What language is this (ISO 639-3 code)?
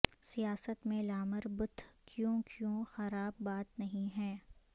urd